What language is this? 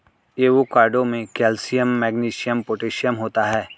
Hindi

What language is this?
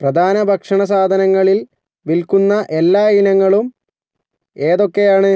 Malayalam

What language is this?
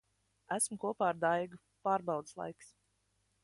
Latvian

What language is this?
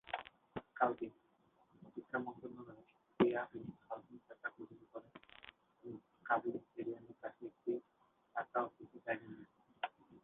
Bangla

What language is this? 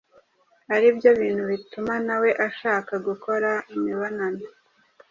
Kinyarwanda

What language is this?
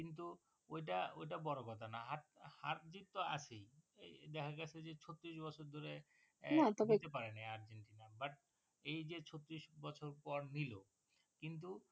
Bangla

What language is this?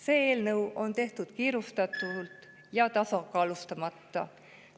Estonian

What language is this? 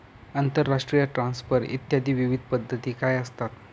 Marathi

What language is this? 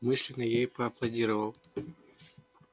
Russian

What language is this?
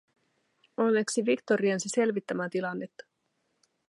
Finnish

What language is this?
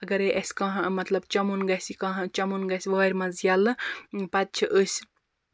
Kashmiri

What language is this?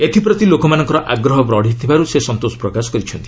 Odia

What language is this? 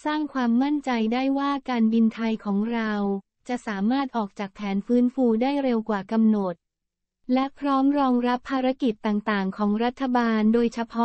Thai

